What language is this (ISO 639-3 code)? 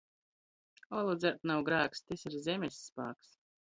ltg